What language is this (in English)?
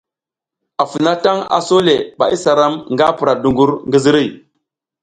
South Giziga